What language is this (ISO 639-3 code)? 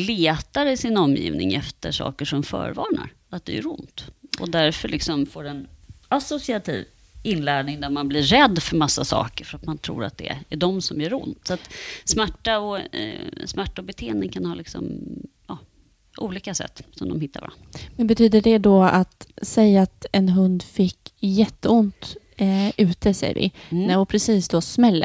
swe